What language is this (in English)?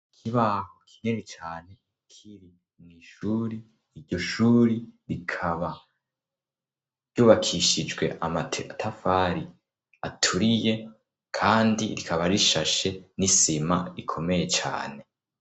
Rundi